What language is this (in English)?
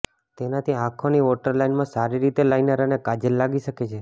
Gujarati